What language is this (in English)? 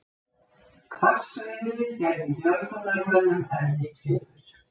Icelandic